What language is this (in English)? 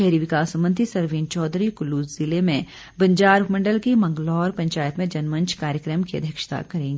Hindi